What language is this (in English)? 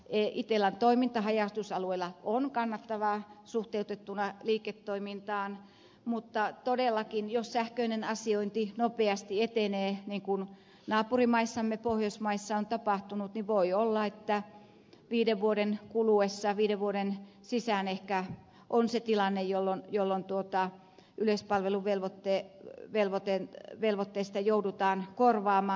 Finnish